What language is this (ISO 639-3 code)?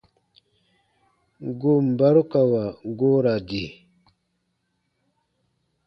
bba